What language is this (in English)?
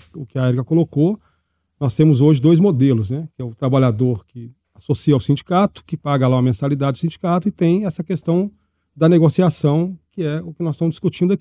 Portuguese